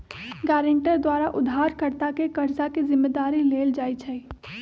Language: Magahi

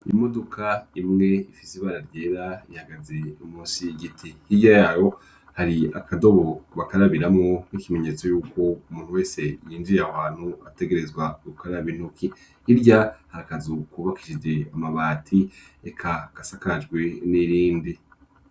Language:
Rundi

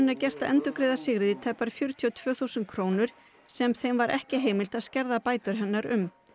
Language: Icelandic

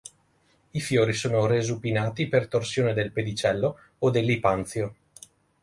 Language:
Italian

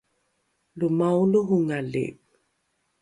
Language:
Rukai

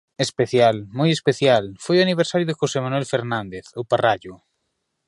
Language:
Galician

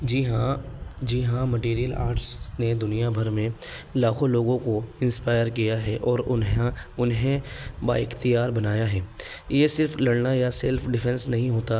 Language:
Urdu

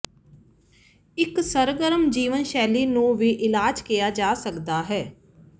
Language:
Punjabi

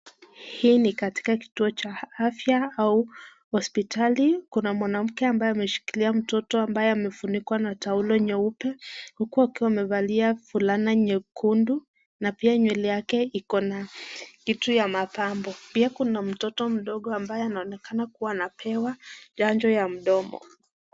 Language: Swahili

